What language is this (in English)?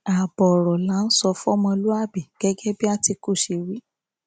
Yoruba